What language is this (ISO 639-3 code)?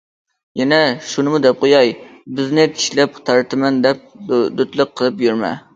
uig